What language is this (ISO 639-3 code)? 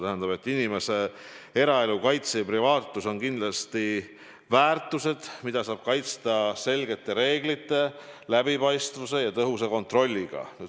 est